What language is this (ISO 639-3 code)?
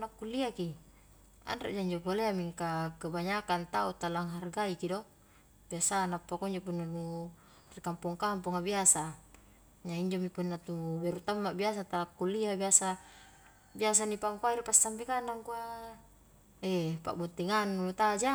kjk